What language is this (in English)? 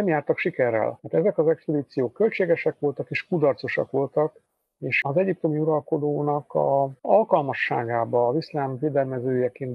Hungarian